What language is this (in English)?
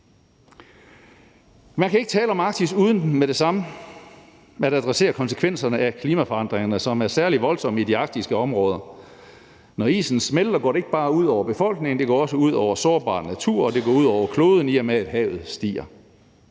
Danish